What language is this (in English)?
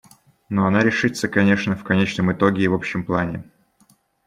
Russian